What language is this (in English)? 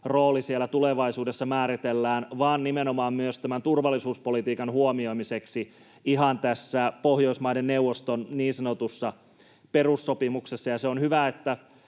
Finnish